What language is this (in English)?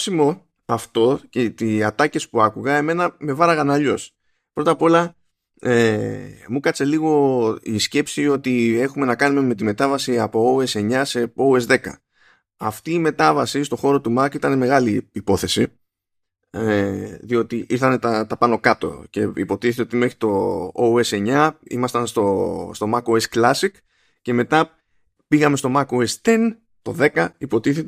Greek